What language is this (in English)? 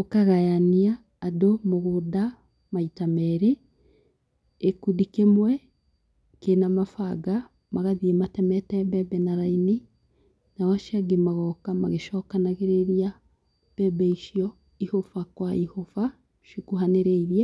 Kikuyu